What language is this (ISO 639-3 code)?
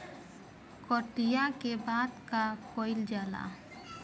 bho